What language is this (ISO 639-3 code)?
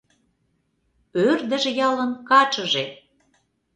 chm